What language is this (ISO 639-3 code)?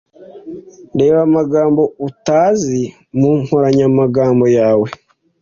kin